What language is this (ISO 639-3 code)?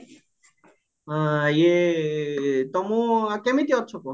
ori